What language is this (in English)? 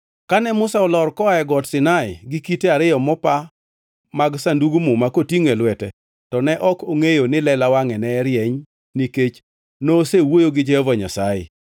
Luo (Kenya and Tanzania)